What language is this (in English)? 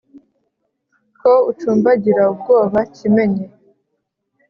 Kinyarwanda